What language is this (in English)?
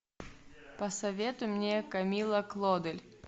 Russian